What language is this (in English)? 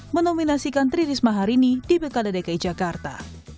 Indonesian